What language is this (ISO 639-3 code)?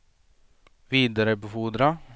swe